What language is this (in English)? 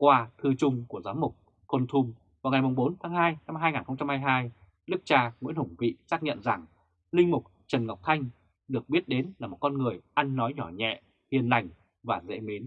Vietnamese